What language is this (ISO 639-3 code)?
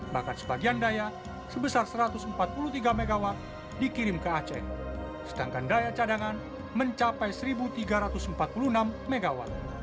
ind